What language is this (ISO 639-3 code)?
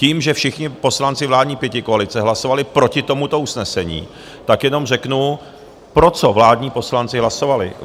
ces